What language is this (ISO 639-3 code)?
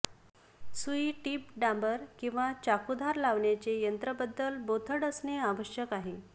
mar